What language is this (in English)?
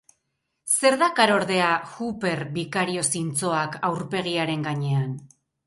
Basque